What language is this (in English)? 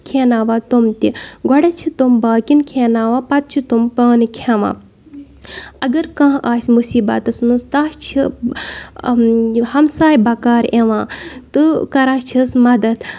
Kashmiri